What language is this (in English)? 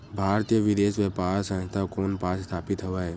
Chhattisgarhi